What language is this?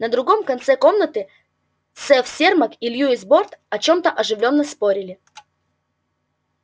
Russian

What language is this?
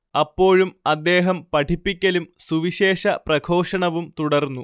Malayalam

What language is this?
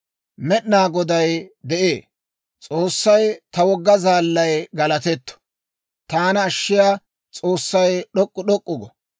Dawro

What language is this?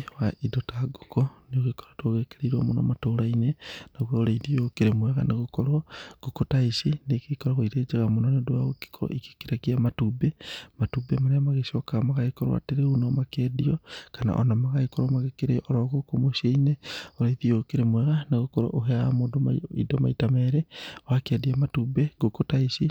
Kikuyu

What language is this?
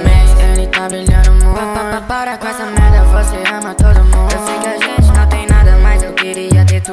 Romanian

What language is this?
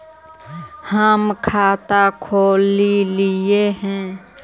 Magahi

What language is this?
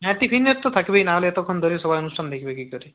Bangla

